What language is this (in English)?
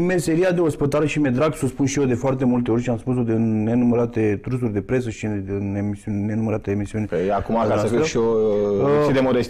Romanian